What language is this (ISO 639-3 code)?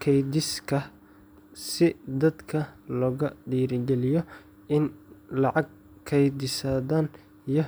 som